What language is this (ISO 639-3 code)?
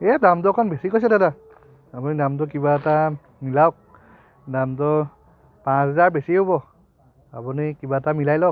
asm